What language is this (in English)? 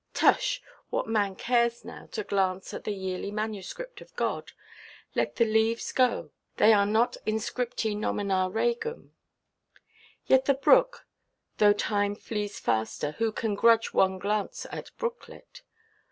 English